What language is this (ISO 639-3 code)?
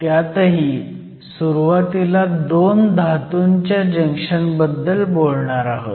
mar